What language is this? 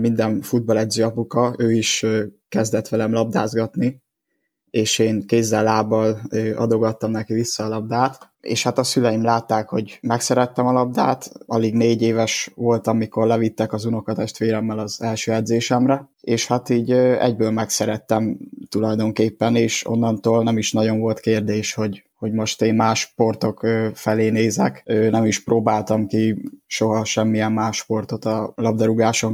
Hungarian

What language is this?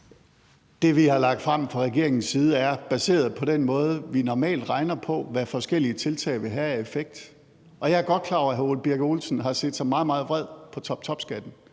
Danish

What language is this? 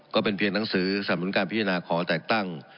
Thai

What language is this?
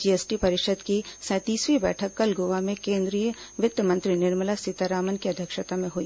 Hindi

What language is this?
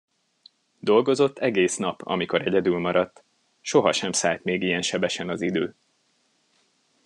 Hungarian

